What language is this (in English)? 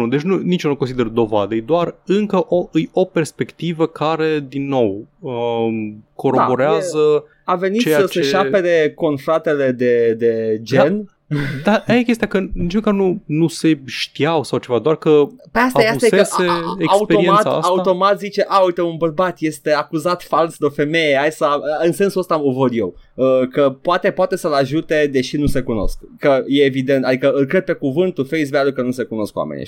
Romanian